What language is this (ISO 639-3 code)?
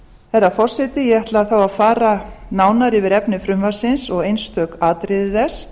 isl